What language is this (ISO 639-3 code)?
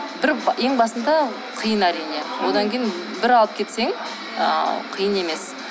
kaz